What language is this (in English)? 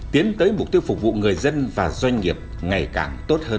Vietnamese